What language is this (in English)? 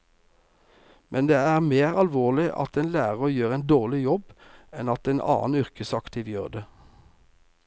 Norwegian